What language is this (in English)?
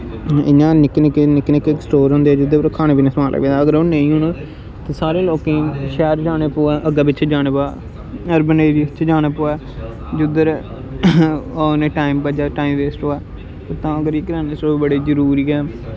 Dogri